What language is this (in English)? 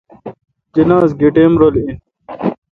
Kalkoti